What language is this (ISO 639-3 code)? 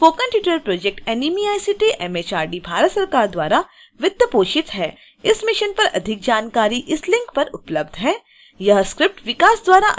hin